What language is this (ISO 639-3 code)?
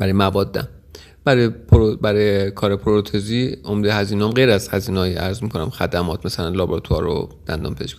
fas